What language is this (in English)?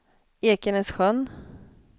Swedish